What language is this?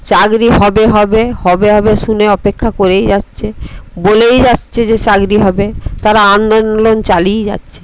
Bangla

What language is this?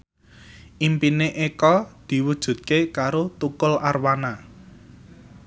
Javanese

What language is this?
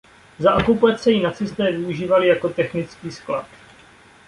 Czech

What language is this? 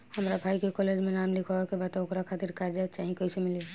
Bhojpuri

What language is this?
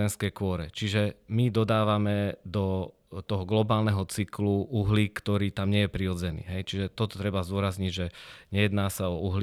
Slovak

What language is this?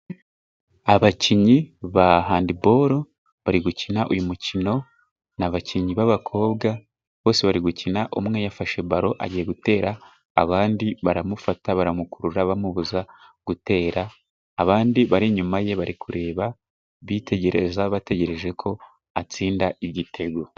Kinyarwanda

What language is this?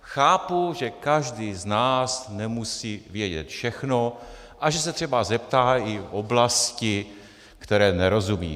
Czech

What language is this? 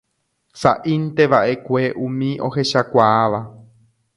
Guarani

